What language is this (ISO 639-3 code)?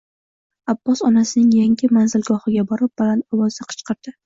uzb